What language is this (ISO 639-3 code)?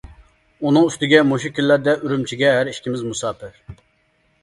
uig